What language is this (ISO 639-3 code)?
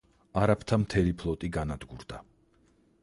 kat